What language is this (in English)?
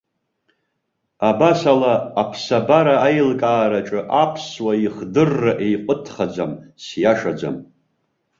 Abkhazian